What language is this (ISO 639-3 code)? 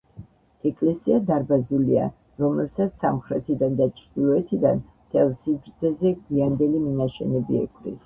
kat